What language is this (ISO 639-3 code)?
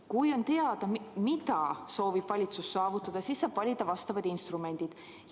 est